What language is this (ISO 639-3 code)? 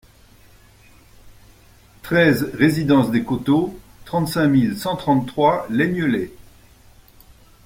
fra